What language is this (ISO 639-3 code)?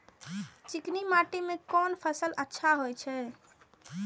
mai